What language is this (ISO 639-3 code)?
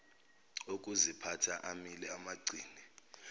zul